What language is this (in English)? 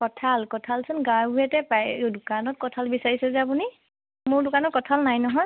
Assamese